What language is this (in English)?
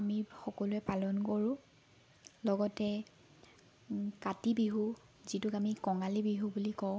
Assamese